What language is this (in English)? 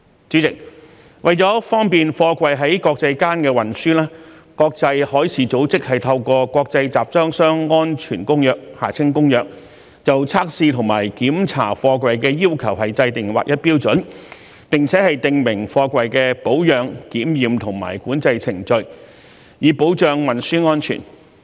Cantonese